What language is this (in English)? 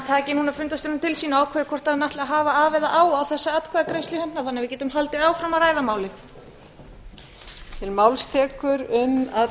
Icelandic